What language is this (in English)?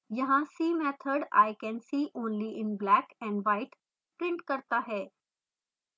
Hindi